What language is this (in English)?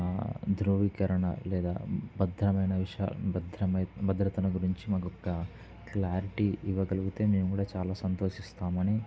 Telugu